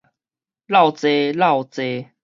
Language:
Min Nan Chinese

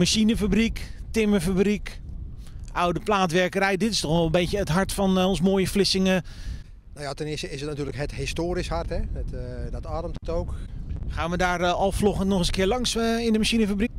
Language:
Dutch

